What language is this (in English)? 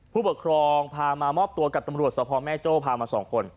Thai